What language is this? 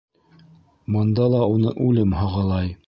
Bashkir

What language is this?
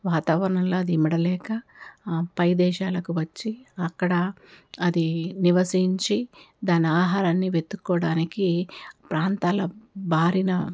Telugu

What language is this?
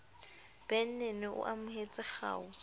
Southern Sotho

